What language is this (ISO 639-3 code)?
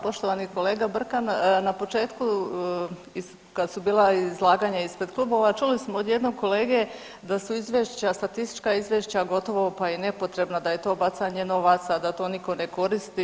hrv